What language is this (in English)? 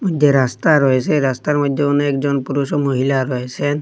Bangla